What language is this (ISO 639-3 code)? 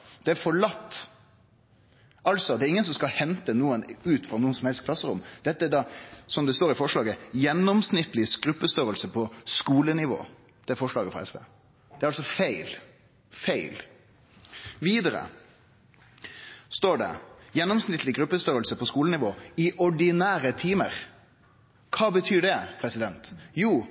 nno